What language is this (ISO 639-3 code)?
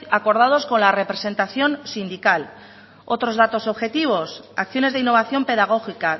spa